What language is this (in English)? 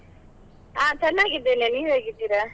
Kannada